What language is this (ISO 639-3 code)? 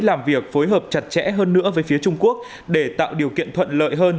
vie